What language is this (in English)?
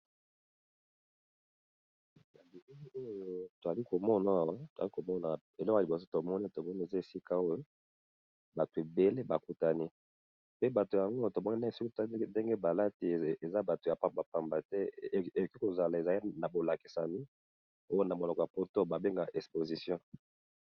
Lingala